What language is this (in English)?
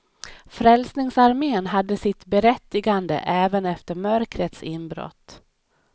Swedish